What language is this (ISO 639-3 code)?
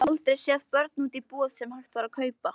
isl